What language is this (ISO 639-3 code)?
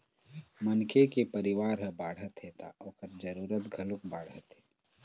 hne